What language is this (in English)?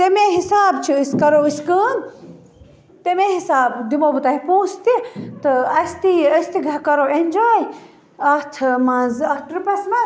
Kashmiri